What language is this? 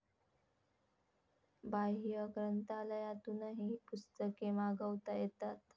Marathi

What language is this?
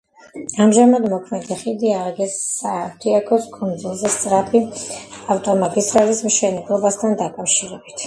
Georgian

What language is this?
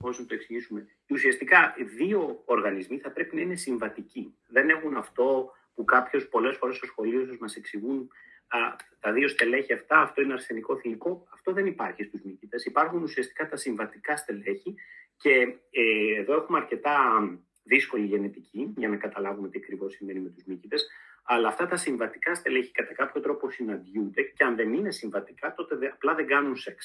Greek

